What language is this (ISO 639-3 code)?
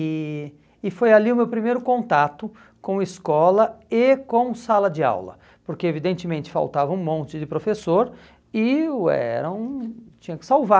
por